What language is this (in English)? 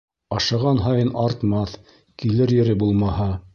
Bashkir